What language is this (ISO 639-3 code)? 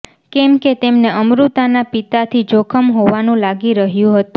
guj